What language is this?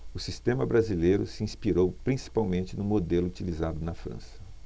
Portuguese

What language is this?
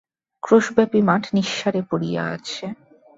Bangla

